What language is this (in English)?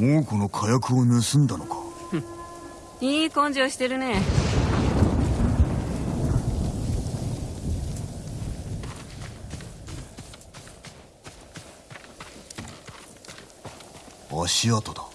Japanese